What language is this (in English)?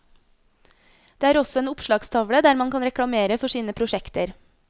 Norwegian